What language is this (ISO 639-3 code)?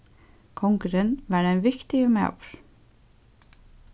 fao